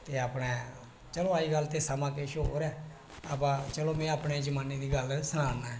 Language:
Dogri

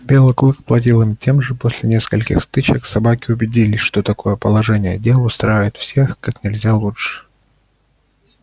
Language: Russian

